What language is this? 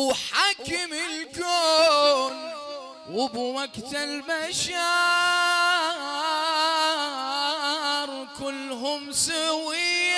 Arabic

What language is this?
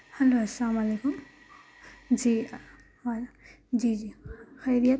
Urdu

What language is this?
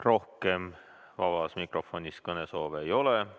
Estonian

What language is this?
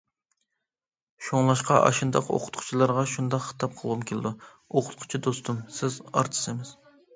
Uyghur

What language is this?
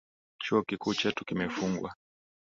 Swahili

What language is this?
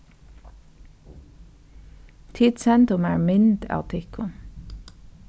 Faroese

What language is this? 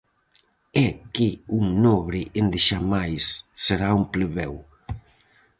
Galician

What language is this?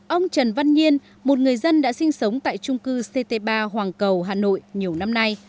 Vietnamese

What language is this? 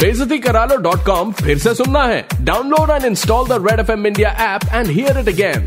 Hindi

